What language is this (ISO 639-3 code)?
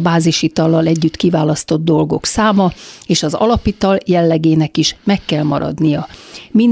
hun